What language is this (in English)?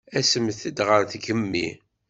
Kabyle